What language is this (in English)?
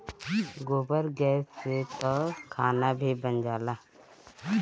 Bhojpuri